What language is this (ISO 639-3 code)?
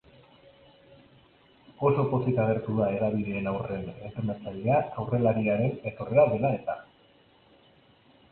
eus